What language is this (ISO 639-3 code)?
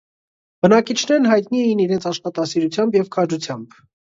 hye